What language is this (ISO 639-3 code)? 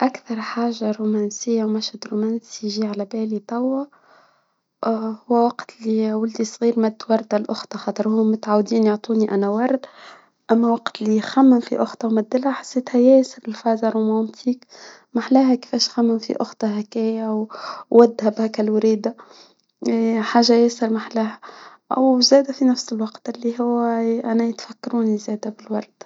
aeb